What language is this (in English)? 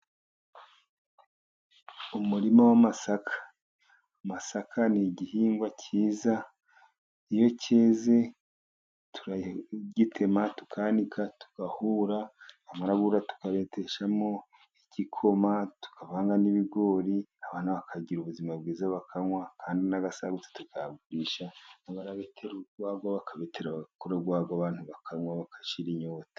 Kinyarwanda